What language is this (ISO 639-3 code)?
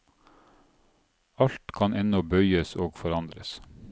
nor